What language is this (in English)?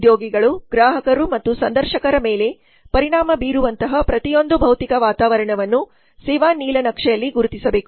Kannada